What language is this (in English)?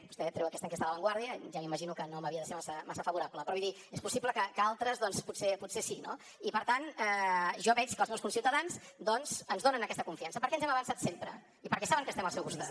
Catalan